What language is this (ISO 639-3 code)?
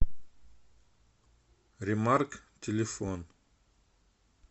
rus